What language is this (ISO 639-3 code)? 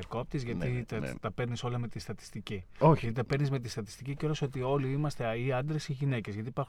ell